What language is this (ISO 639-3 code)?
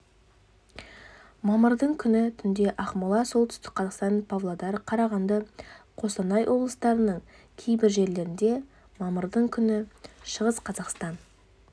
kaz